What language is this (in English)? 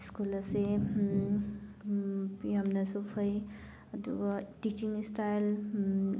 Manipuri